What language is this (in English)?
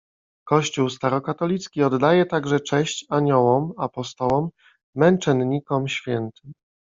Polish